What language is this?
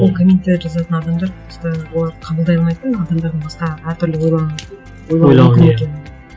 Kazakh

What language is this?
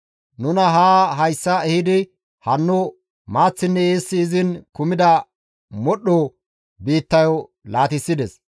Gamo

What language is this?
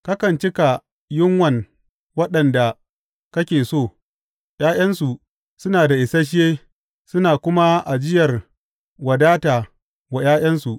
Hausa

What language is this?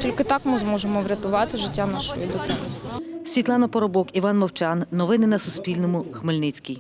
Ukrainian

